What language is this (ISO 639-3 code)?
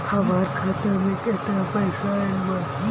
bho